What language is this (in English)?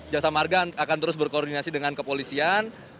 Indonesian